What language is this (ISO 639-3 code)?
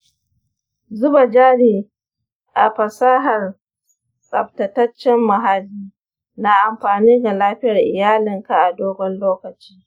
hau